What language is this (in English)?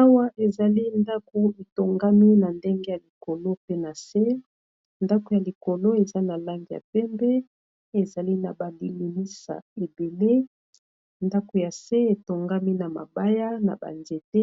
Lingala